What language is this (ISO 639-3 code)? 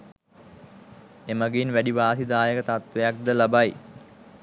sin